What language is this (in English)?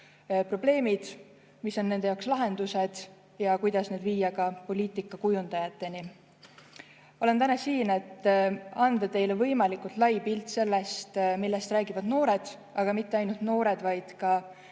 Estonian